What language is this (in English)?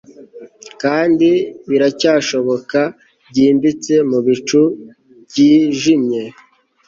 Kinyarwanda